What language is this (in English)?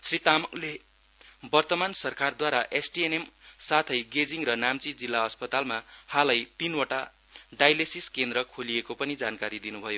Nepali